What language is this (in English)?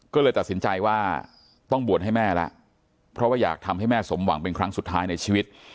Thai